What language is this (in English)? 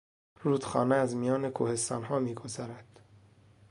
Persian